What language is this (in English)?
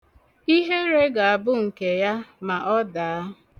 Igbo